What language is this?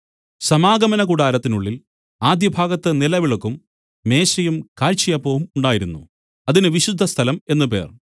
Malayalam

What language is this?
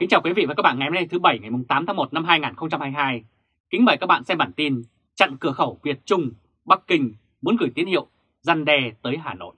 Vietnamese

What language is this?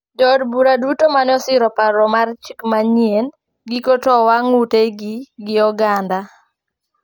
Luo (Kenya and Tanzania)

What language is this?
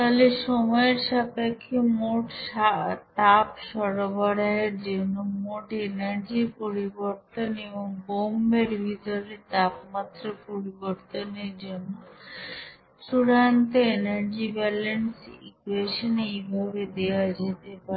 Bangla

